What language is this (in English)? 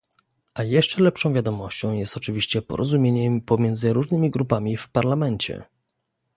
Polish